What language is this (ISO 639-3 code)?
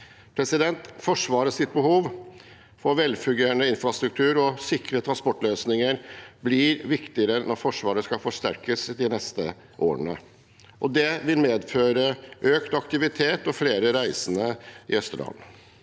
nor